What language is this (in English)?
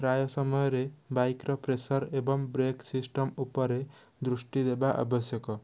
Odia